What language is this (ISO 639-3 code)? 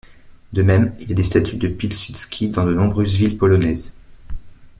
fra